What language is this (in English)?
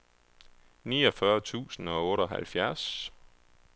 Danish